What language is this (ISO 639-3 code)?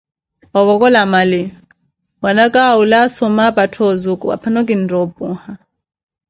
eko